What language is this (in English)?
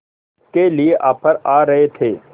Hindi